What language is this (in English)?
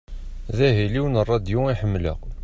Kabyle